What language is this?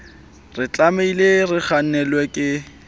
Southern Sotho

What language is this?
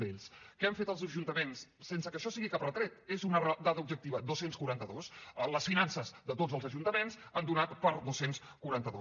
Catalan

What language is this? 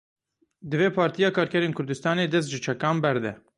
Kurdish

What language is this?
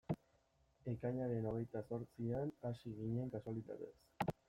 Basque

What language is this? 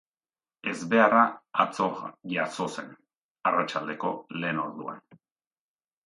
Basque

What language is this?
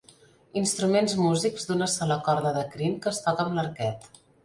Catalan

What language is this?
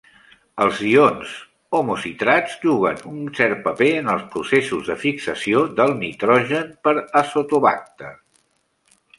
Catalan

